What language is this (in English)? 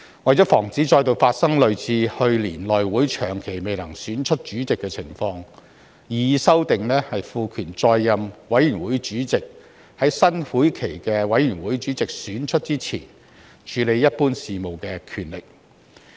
Cantonese